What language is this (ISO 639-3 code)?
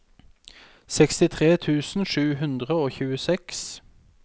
nor